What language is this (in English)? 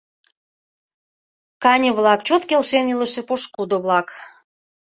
Mari